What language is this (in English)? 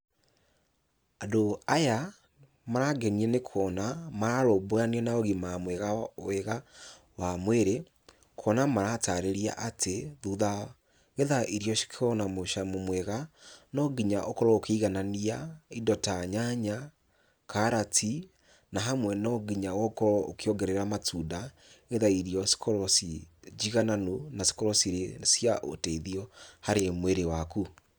Kikuyu